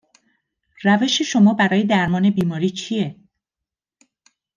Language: Persian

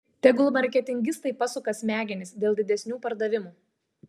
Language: Lithuanian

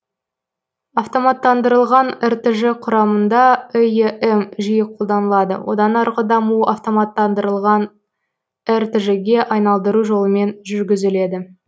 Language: Kazakh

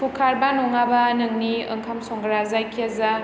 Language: Bodo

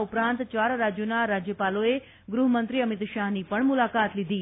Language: Gujarati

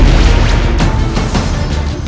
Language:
Indonesian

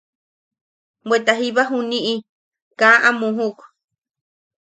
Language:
Yaqui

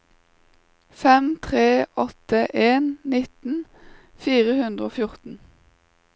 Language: Norwegian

